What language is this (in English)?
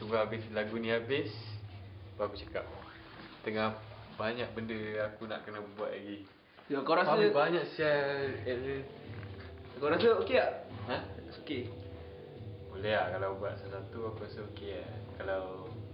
Malay